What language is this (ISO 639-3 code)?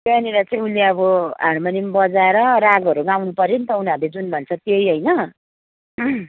nep